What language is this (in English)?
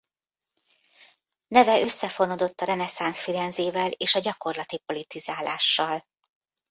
Hungarian